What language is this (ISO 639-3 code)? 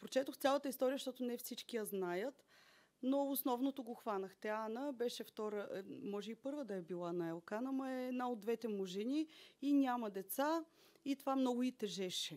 bul